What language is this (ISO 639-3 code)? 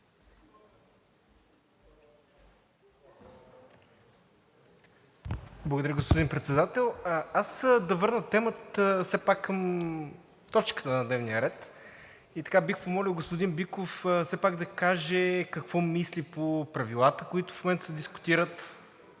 bul